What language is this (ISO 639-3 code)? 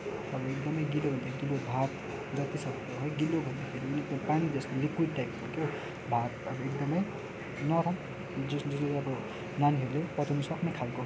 nep